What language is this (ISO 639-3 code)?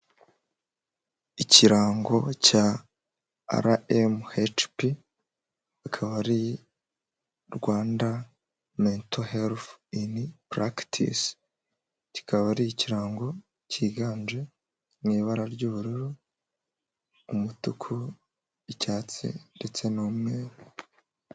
kin